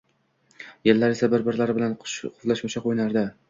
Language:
Uzbek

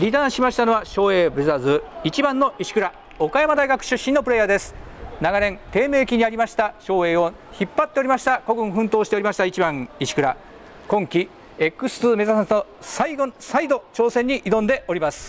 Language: Japanese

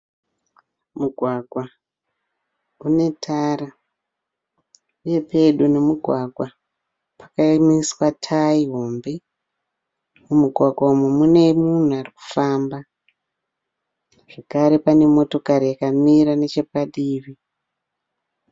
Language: Shona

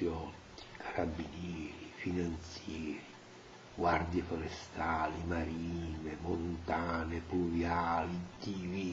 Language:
Italian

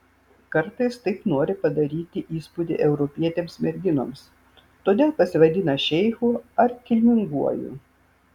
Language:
Lithuanian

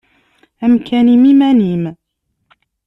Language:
Kabyle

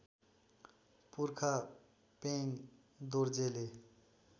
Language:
Nepali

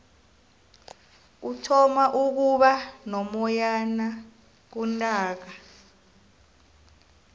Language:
South Ndebele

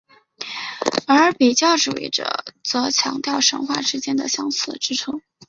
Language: Chinese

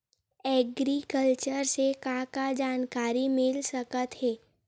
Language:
Chhattisgarhi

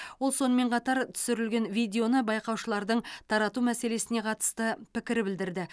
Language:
Kazakh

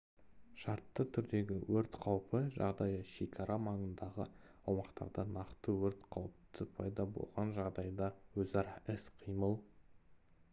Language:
Kazakh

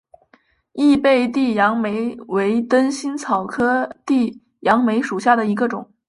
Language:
Chinese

